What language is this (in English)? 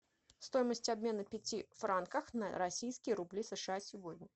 Russian